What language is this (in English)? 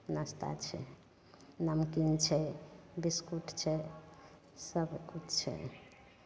Maithili